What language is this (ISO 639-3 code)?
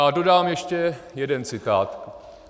ces